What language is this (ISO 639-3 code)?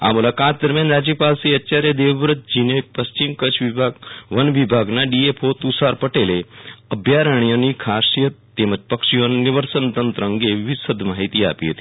guj